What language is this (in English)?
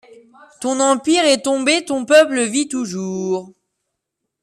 French